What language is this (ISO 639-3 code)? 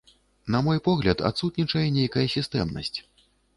bel